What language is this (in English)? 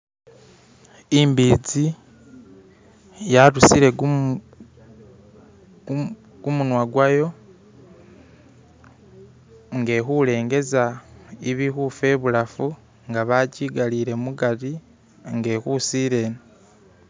Masaaba